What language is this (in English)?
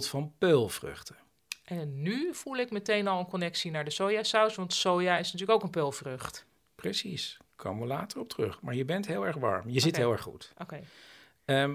Dutch